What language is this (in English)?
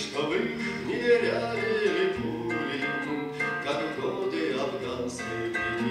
Ukrainian